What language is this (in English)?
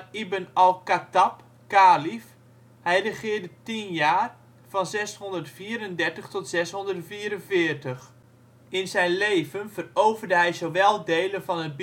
Dutch